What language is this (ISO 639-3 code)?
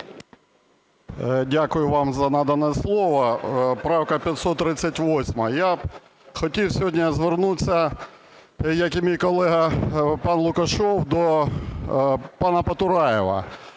ukr